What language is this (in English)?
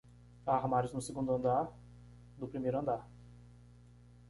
Portuguese